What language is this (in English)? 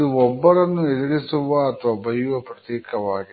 Kannada